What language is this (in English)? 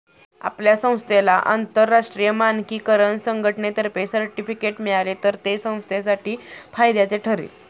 Marathi